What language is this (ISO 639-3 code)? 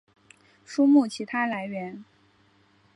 zho